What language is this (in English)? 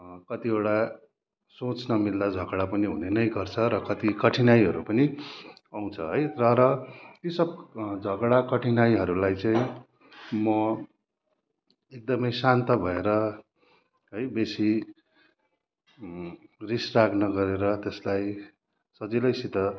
Nepali